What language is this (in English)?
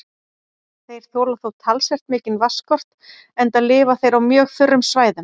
Icelandic